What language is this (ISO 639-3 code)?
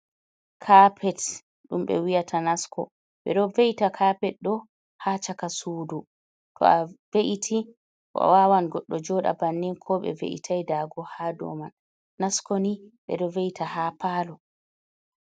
ful